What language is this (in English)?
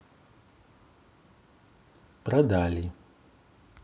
Russian